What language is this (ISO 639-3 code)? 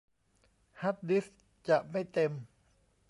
tha